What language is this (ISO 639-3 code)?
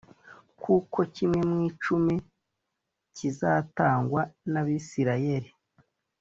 kin